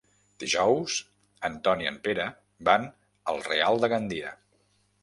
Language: Catalan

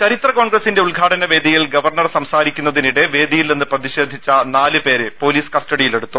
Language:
Malayalam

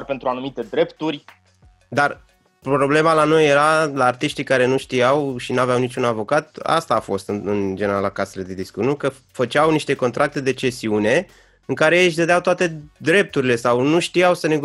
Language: Romanian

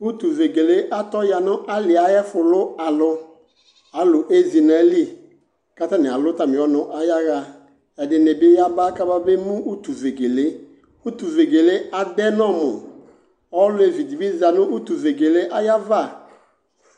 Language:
Ikposo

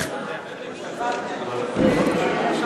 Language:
Hebrew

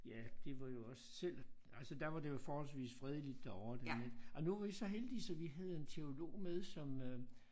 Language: Danish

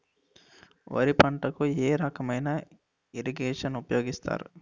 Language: Telugu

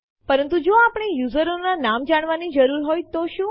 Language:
Gujarati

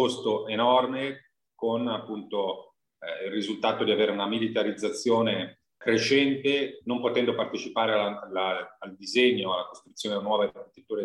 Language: Italian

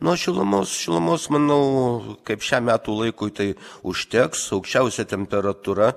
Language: Lithuanian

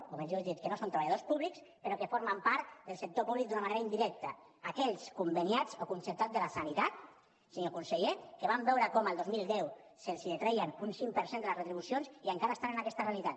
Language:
Catalan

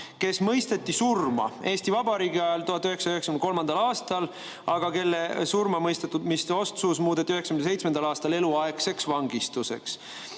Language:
Estonian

